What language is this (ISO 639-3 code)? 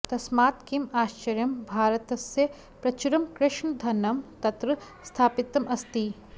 san